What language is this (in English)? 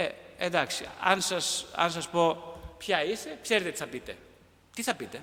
Greek